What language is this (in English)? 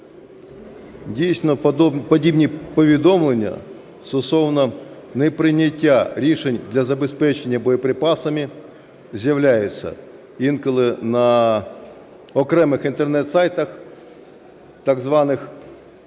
Ukrainian